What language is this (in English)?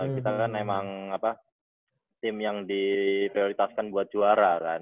Indonesian